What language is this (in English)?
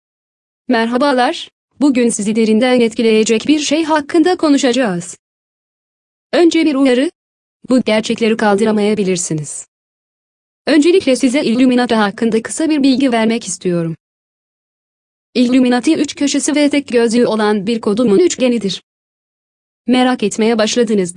Turkish